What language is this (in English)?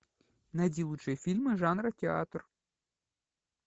Russian